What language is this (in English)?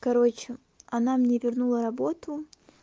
Russian